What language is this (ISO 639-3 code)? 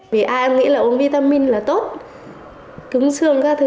vie